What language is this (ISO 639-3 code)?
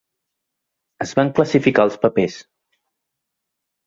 cat